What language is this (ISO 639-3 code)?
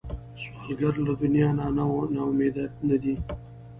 pus